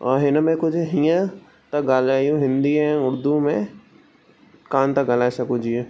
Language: Sindhi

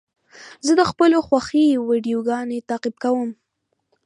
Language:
Pashto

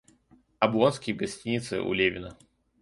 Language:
Russian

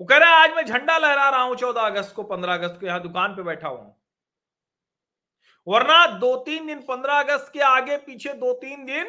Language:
Hindi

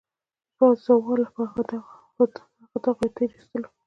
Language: Pashto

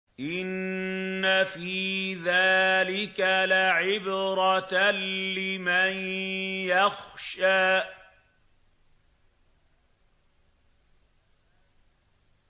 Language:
Arabic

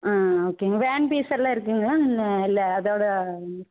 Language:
Tamil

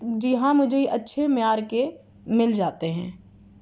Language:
Urdu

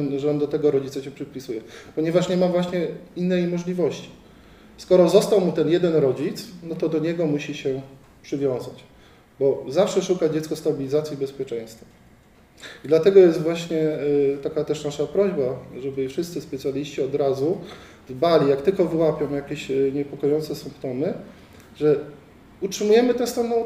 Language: Polish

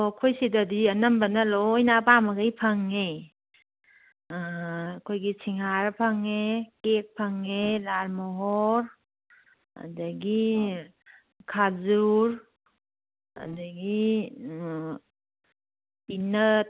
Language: Manipuri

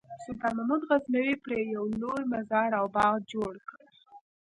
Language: Pashto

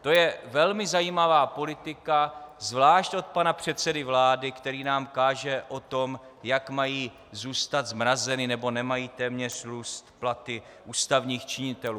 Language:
Czech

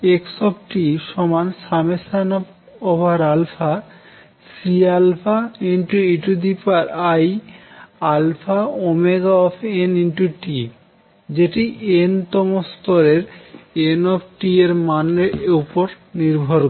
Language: Bangla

